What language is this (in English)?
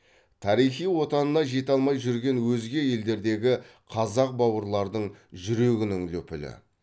Kazakh